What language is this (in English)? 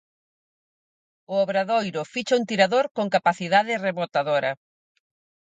Galician